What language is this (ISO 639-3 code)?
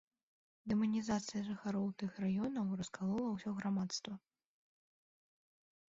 bel